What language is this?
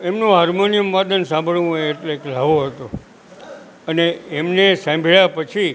Gujarati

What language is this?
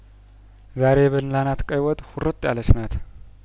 Amharic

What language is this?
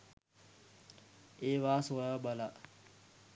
Sinhala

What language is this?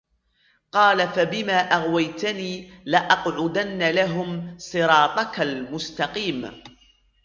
Arabic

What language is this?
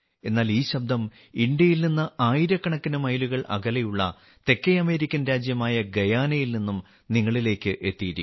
Malayalam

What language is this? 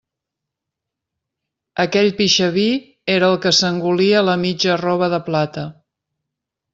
Catalan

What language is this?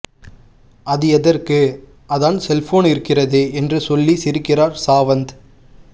Tamil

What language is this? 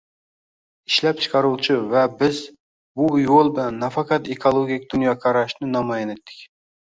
Uzbek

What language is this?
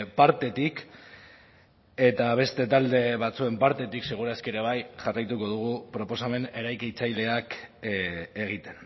Basque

